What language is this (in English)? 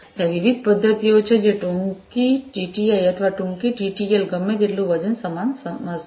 Gujarati